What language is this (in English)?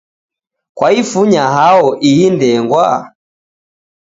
Taita